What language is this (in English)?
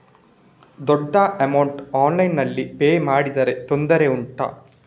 Kannada